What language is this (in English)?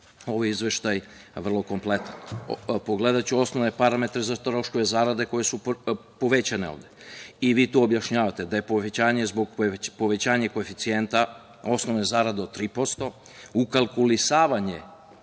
Serbian